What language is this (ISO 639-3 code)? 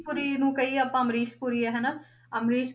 pan